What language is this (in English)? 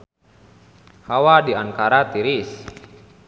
Sundanese